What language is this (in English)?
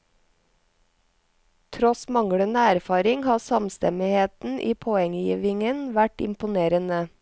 Norwegian